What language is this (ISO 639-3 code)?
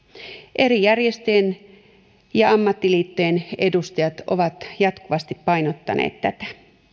fin